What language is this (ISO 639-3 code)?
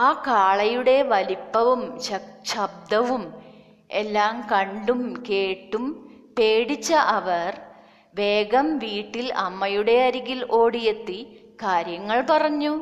mal